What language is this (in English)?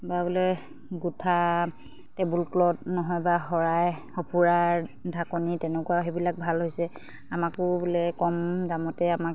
Assamese